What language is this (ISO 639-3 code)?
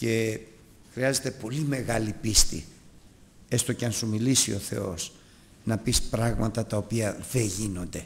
ell